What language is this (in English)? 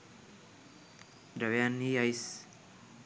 Sinhala